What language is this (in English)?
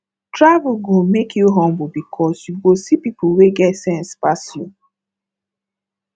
Nigerian Pidgin